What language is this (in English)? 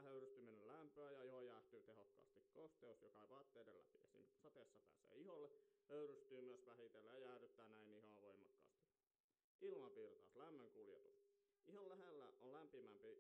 Finnish